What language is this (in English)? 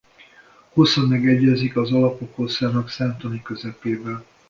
Hungarian